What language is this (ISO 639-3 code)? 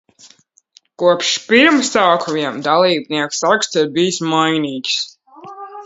lav